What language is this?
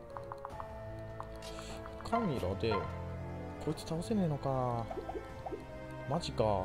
Japanese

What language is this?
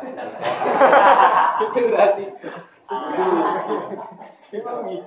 Indonesian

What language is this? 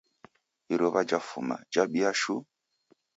Taita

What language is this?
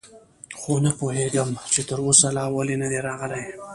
Pashto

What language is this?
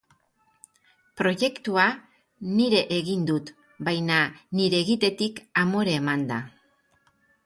Basque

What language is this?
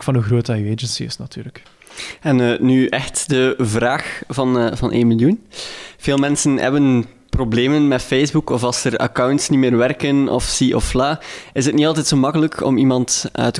Dutch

